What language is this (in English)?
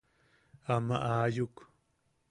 Yaqui